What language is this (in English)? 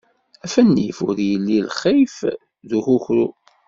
Kabyle